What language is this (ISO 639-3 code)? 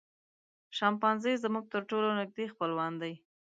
pus